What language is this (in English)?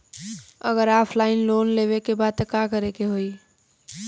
Bhojpuri